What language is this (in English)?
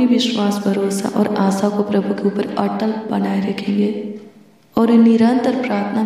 Hindi